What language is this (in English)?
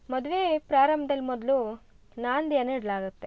Kannada